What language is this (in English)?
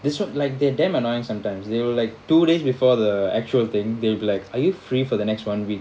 English